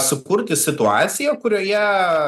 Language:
Lithuanian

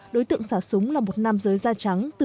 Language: Vietnamese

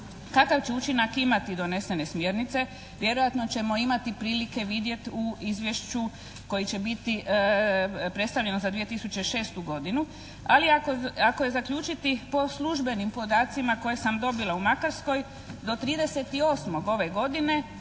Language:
Croatian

